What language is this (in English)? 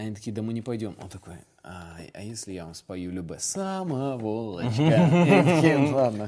Russian